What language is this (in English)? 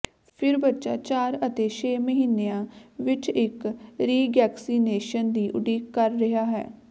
Punjabi